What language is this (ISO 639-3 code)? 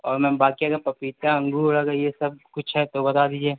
urd